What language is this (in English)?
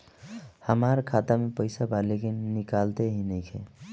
Bhojpuri